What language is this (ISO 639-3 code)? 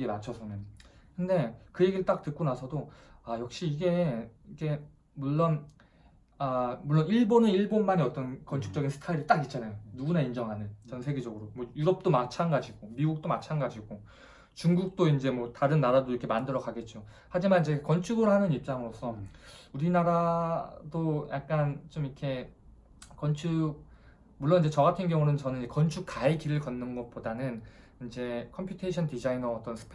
kor